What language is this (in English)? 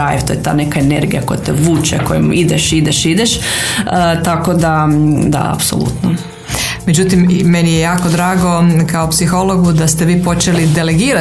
Croatian